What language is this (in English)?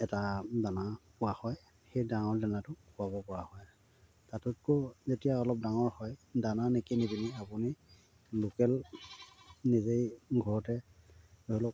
Assamese